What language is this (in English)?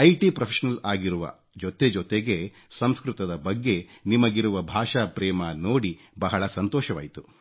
Kannada